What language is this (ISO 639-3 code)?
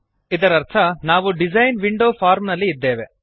kan